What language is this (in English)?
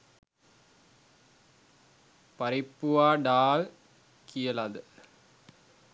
Sinhala